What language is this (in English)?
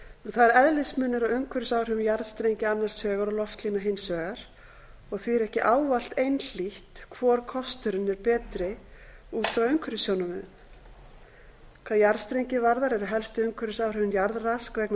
Icelandic